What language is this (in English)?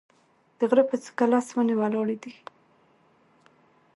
Pashto